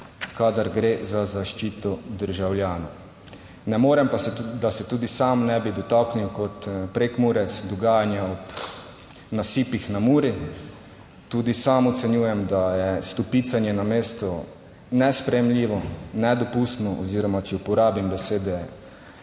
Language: Slovenian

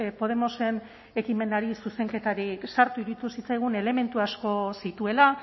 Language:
Basque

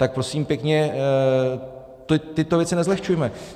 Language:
Czech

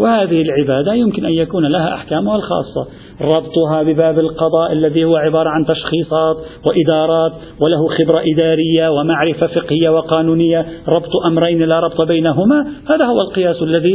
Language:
Arabic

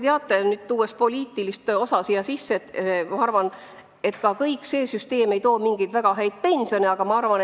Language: Estonian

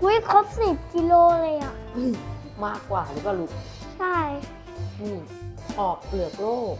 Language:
Thai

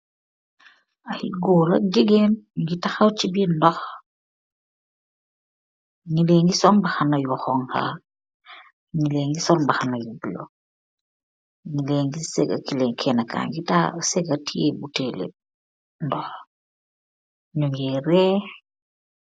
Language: Wolof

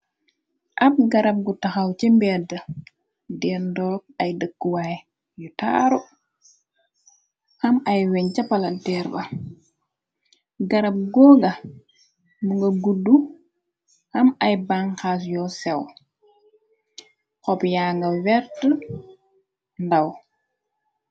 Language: Wolof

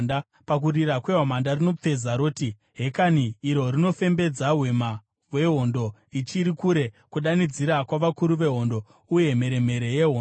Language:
Shona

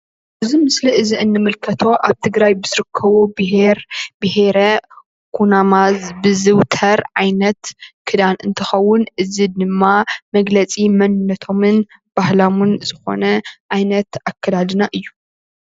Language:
Tigrinya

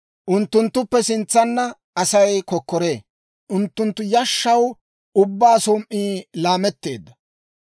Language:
Dawro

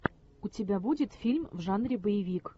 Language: Russian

